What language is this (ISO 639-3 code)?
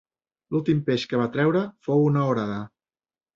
cat